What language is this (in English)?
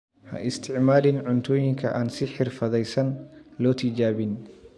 Somali